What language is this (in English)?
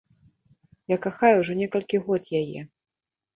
Belarusian